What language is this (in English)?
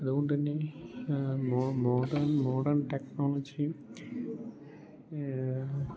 Malayalam